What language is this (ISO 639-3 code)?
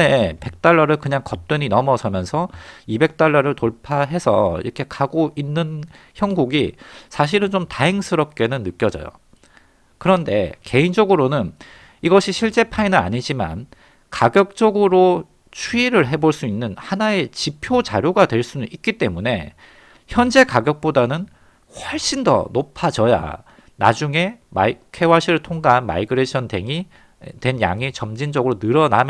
kor